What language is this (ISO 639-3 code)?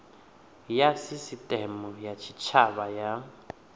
ven